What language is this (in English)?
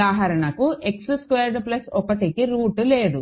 Telugu